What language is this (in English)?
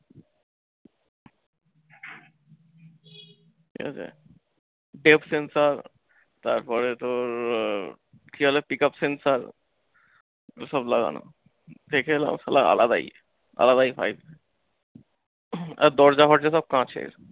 Bangla